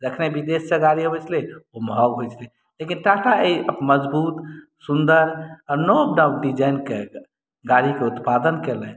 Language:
Maithili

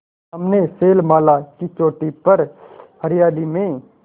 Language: Hindi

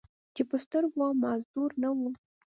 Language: Pashto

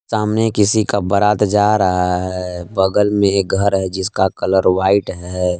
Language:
Hindi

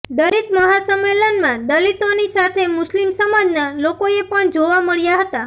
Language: Gujarati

